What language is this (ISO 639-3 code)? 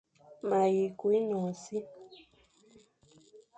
fan